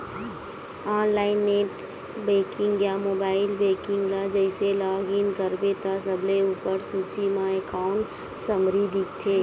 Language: Chhattisgarhi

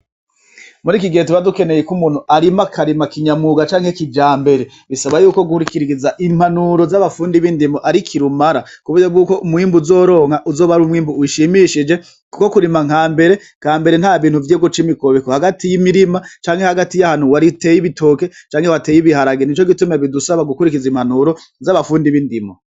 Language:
Rundi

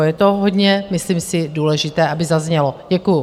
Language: Czech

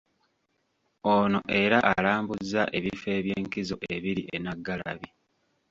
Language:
Ganda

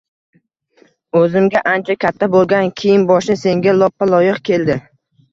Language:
Uzbek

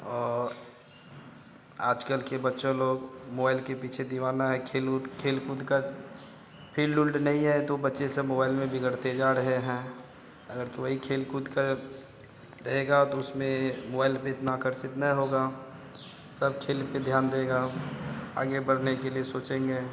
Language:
Hindi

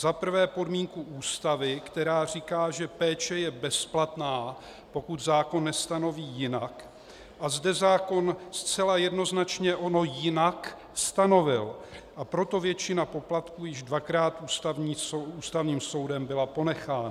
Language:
Czech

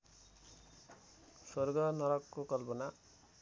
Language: Nepali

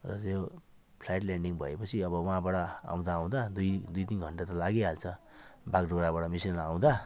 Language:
Nepali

